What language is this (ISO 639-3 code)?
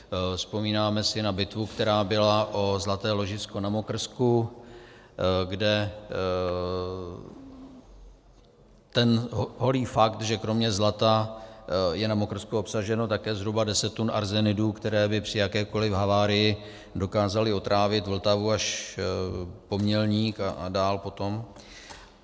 ces